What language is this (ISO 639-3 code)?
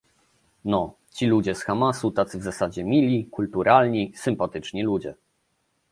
pol